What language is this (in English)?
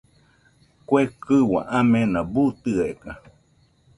Nüpode Huitoto